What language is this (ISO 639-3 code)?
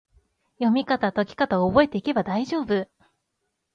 jpn